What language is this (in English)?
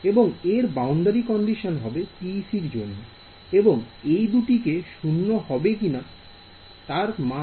Bangla